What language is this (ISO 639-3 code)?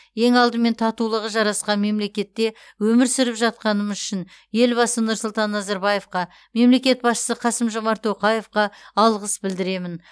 kaz